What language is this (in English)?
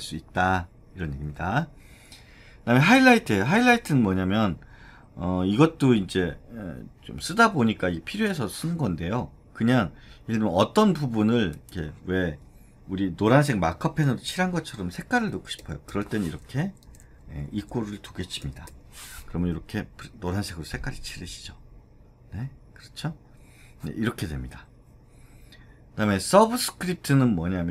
Korean